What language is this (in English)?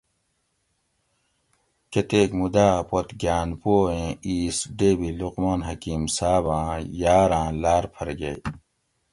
Gawri